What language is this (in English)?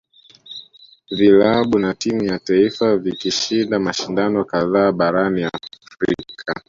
Swahili